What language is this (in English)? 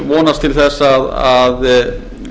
Icelandic